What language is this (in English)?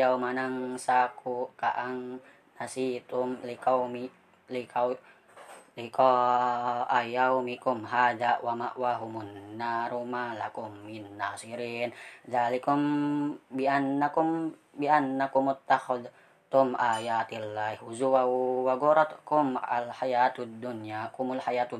Indonesian